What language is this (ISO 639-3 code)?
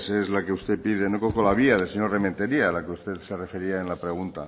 spa